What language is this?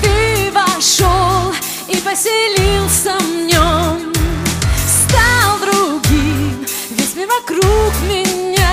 Russian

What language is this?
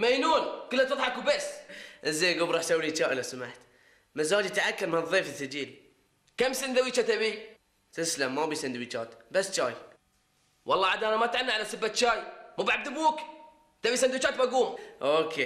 Arabic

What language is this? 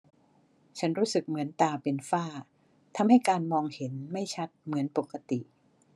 Thai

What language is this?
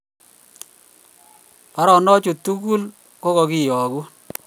Kalenjin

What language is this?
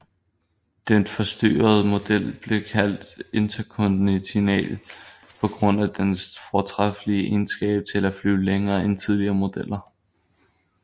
Danish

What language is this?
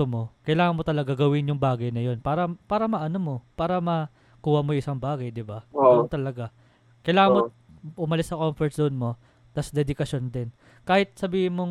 Filipino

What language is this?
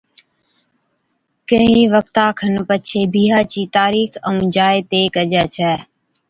Od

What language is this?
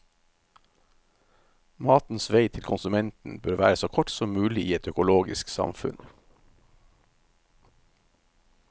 Norwegian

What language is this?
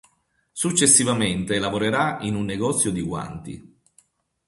Italian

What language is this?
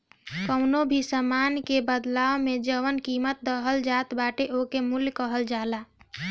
Bhojpuri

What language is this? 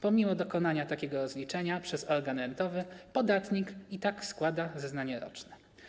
Polish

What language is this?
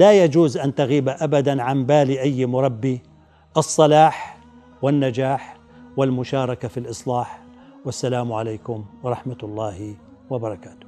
Arabic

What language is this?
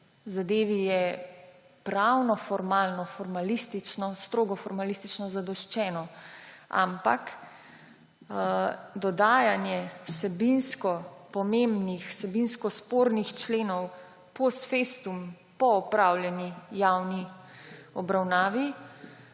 Slovenian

